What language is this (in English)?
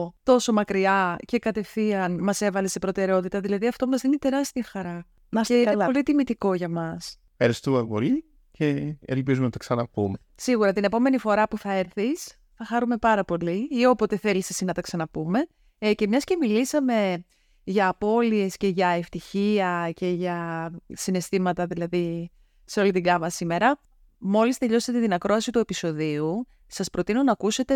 Greek